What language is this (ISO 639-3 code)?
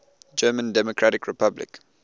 eng